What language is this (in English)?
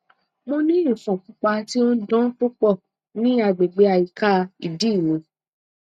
Yoruba